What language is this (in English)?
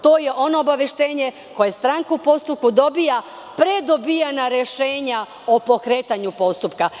Serbian